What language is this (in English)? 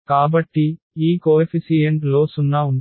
Telugu